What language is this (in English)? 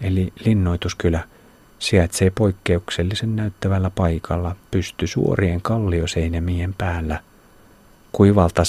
Finnish